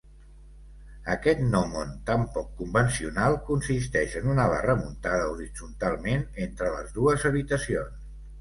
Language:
Catalan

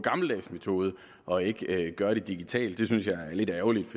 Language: Danish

